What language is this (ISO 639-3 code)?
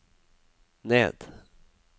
nor